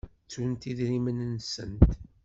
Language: Kabyle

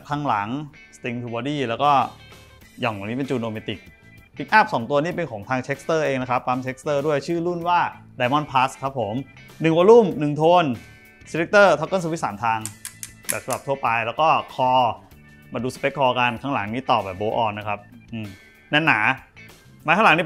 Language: Thai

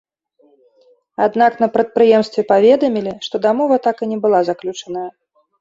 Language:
Belarusian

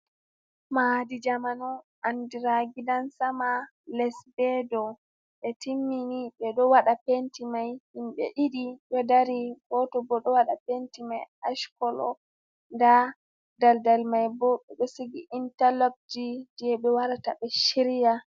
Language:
Fula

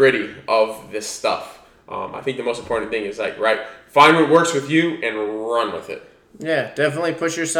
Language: English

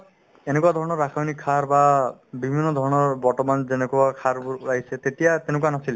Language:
Assamese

